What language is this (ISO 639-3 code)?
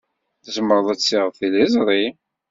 kab